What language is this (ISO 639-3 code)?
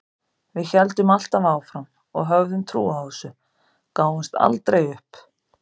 isl